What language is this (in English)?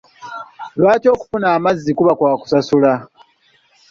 Ganda